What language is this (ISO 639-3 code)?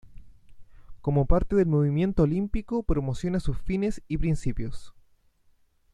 spa